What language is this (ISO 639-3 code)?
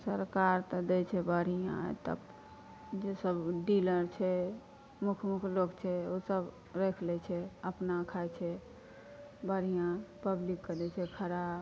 mai